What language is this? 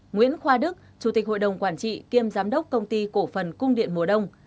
Vietnamese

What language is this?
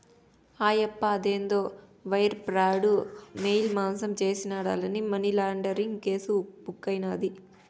Telugu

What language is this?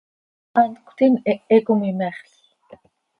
Seri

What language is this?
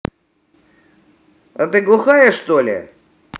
Russian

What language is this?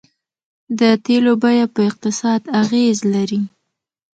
Pashto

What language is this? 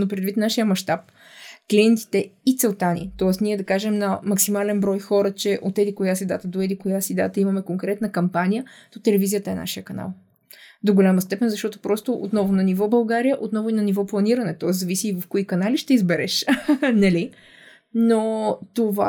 Bulgarian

